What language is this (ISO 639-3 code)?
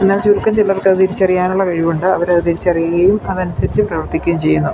mal